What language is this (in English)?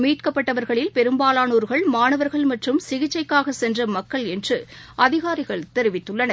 Tamil